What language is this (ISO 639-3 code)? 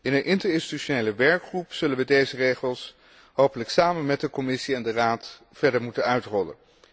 nld